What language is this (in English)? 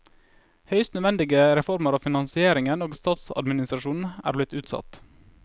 Norwegian